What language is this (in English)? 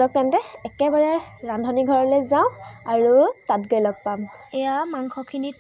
Indonesian